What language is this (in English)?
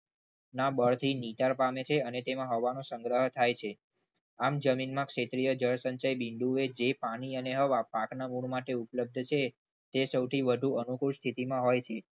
Gujarati